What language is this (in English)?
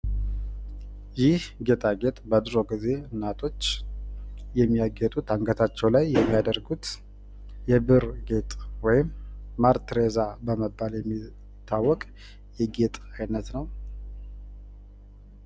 Amharic